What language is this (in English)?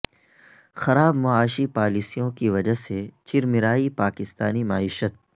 Urdu